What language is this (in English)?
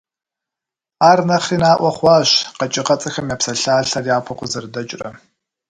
Kabardian